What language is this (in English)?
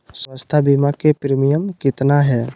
Magahi